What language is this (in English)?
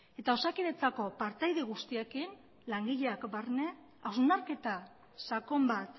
Basque